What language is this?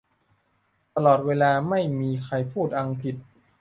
Thai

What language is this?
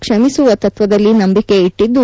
Kannada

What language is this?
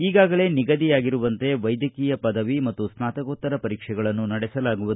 Kannada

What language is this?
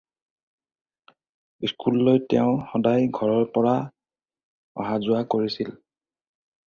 Assamese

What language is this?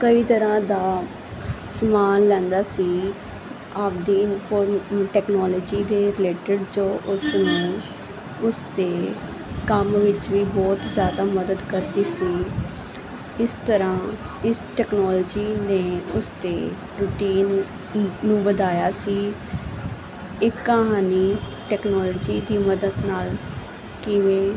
Punjabi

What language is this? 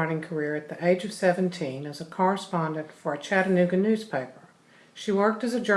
English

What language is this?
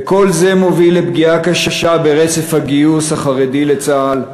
Hebrew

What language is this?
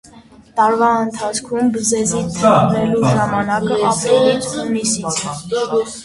Armenian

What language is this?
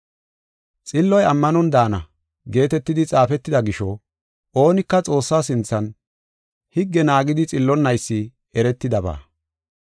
Gofa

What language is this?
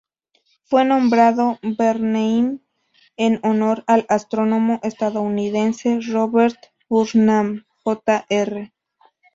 Spanish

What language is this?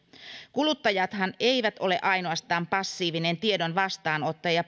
Finnish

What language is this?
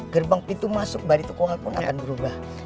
Indonesian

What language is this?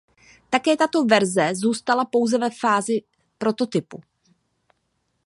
Czech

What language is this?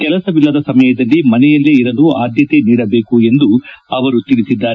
Kannada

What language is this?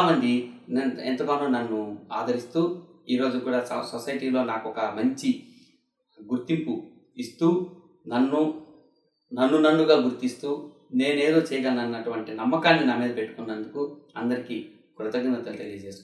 Telugu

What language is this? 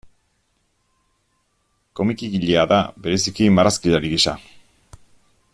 Basque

